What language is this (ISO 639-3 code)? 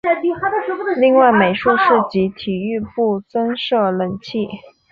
zho